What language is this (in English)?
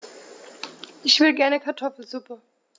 German